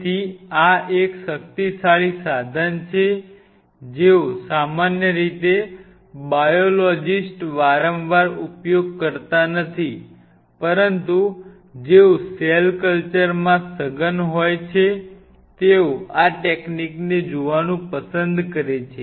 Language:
Gujarati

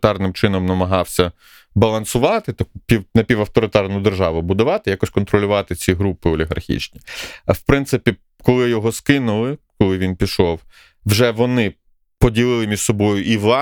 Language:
Ukrainian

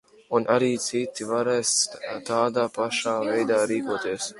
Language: Latvian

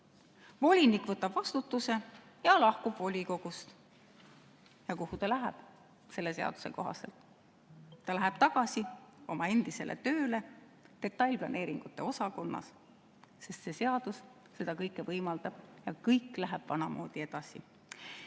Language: Estonian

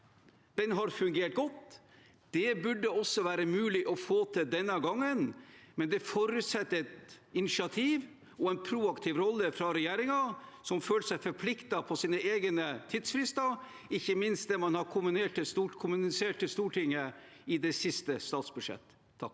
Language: Norwegian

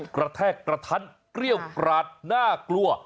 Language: Thai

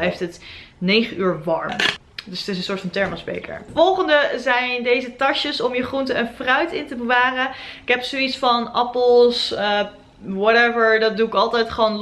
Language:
Dutch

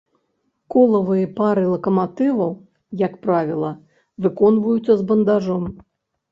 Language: Belarusian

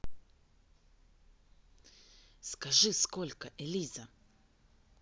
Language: Russian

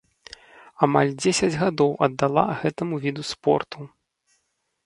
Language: Belarusian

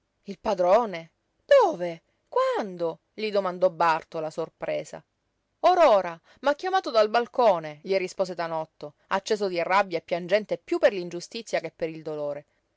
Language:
Italian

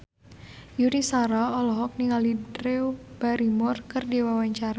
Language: Sundanese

